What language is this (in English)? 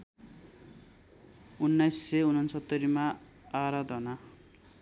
Nepali